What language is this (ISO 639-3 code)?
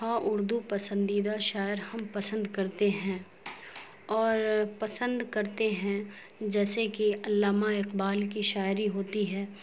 urd